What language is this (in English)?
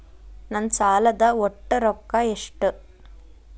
Kannada